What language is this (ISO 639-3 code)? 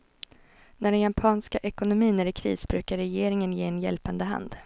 swe